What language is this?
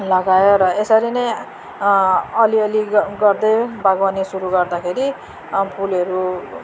Nepali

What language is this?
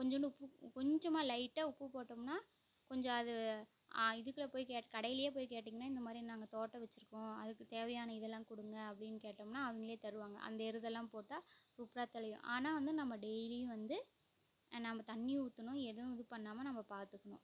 Tamil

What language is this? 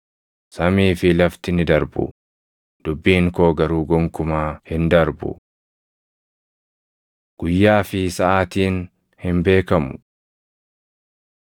Oromo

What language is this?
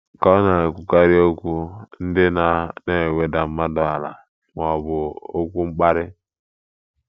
Igbo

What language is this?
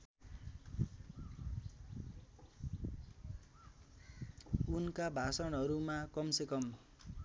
Nepali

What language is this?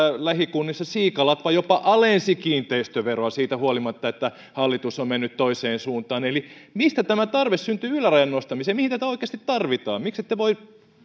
Finnish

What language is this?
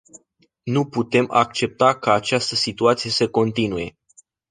Romanian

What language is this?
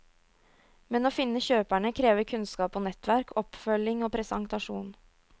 Norwegian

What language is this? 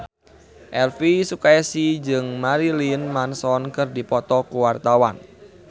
Sundanese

